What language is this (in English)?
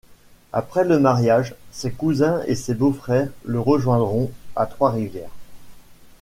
French